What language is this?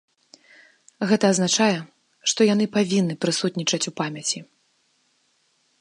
Belarusian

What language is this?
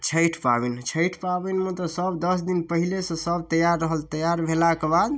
Maithili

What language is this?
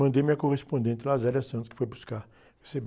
Portuguese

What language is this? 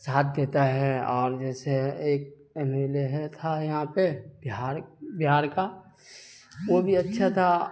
Urdu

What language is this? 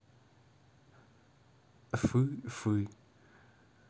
Russian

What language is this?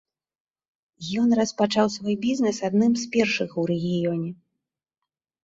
Belarusian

